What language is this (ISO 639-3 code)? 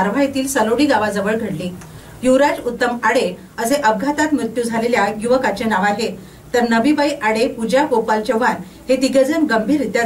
mar